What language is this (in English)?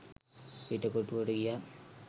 Sinhala